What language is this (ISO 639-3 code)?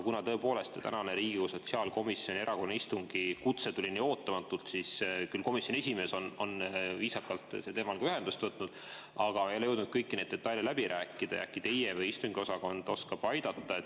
est